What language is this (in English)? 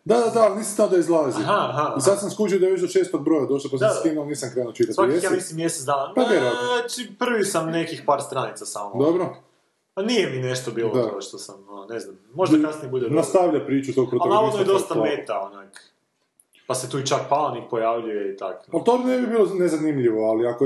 Croatian